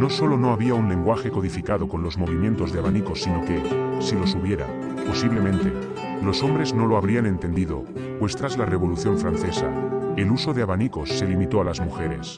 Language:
Spanish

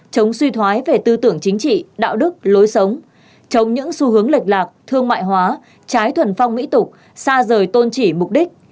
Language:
Vietnamese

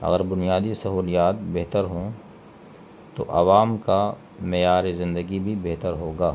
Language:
Urdu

